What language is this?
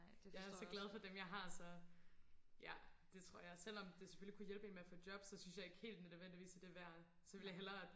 Danish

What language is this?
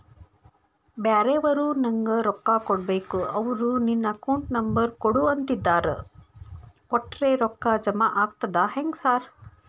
Kannada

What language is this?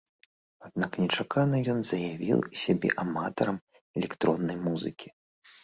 Belarusian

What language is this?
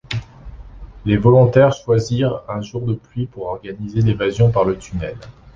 French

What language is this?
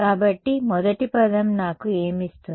Telugu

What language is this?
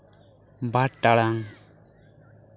Santali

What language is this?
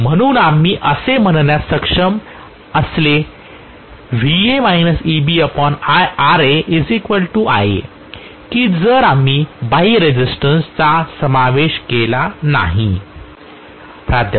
Marathi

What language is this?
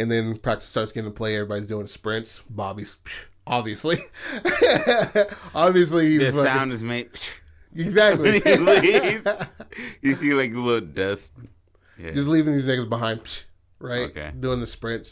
English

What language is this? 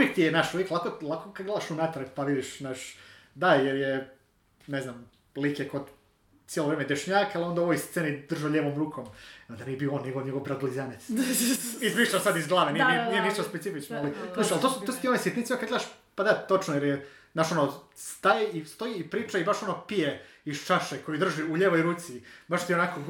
Croatian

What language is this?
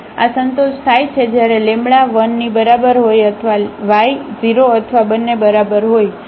Gujarati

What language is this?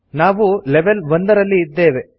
Kannada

